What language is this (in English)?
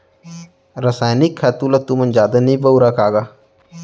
Chhattisgarhi